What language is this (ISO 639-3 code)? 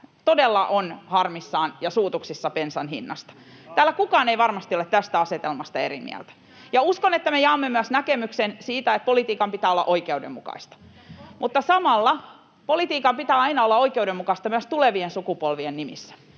fin